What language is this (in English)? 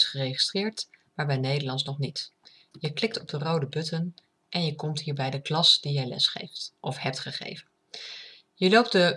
Dutch